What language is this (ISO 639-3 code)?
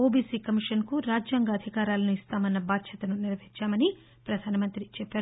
tel